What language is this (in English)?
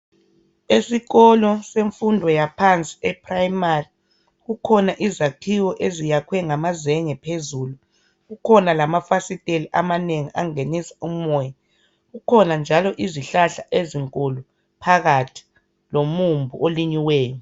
North Ndebele